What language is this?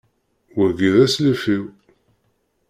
Kabyle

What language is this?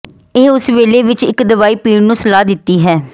Punjabi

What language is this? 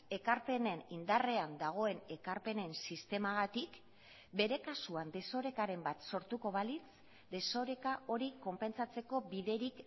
Basque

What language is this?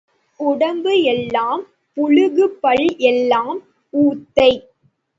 Tamil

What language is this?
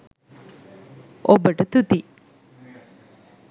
Sinhala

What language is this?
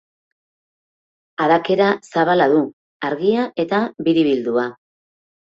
Basque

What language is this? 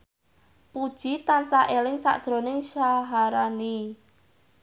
Javanese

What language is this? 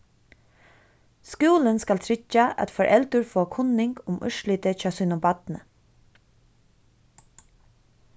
Faroese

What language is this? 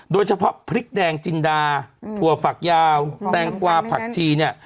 Thai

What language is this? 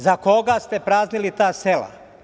Serbian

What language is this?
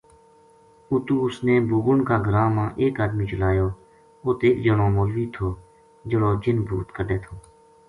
Gujari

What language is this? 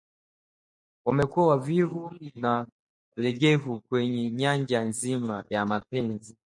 Swahili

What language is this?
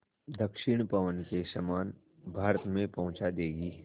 Hindi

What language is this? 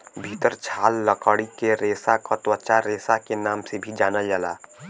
Bhojpuri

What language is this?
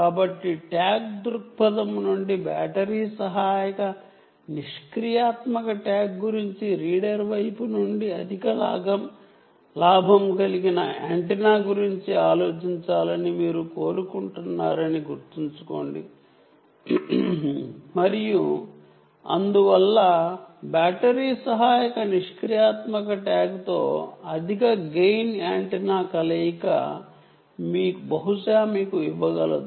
Telugu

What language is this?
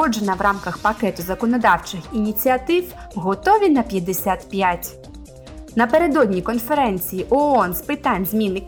Ukrainian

